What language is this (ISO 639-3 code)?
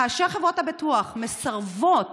heb